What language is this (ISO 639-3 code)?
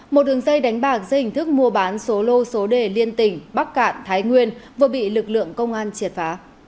vie